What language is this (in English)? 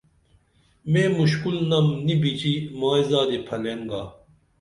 Dameli